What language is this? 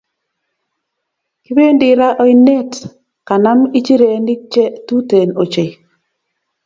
Kalenjin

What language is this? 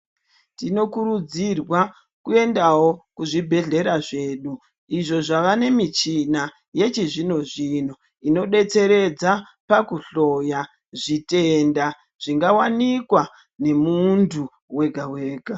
Ndau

